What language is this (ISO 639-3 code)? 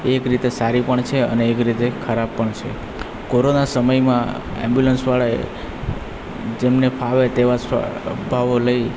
guj